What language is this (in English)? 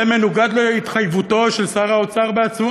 Hebrew